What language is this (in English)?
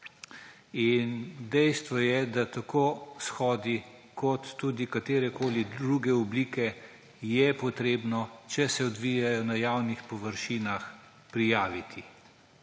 Slovenian